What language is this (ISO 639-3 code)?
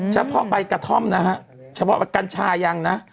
tha